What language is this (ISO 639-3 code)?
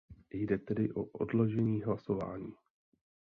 ces